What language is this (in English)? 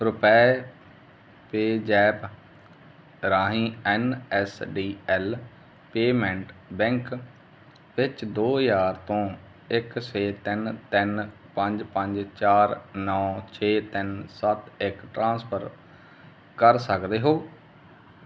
Punjabi